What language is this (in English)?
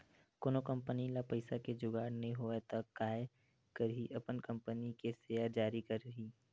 Chhattisgarhi